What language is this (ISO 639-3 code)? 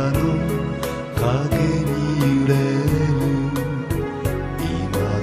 ron